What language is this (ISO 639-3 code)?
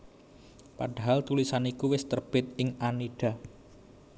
jav